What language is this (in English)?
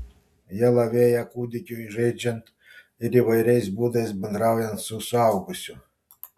Lithuanian